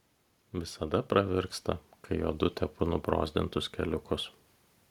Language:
Lithuanian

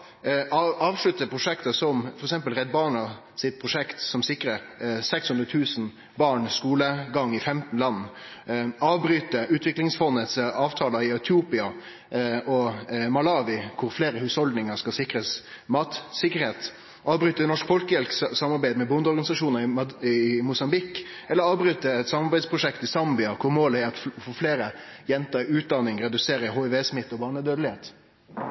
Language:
Norwegian Nynorsk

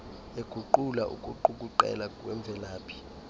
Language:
Xhosa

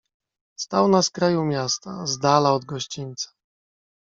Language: Polish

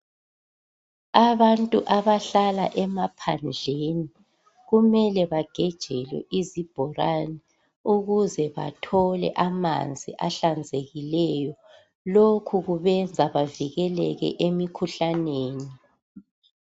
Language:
North Ndebele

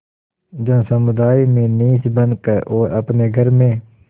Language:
Hindi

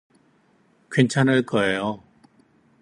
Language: Korean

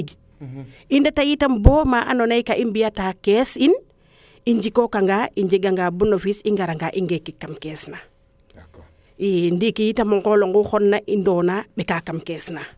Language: Serer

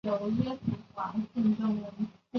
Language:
Chinese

